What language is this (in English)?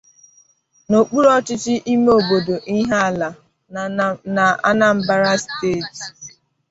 Igbo